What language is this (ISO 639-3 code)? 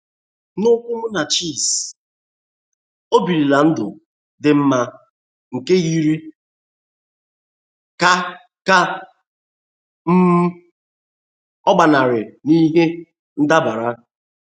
ibo